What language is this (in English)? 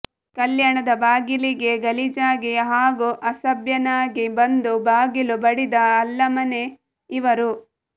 Kannada